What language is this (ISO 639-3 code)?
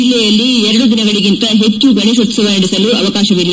kan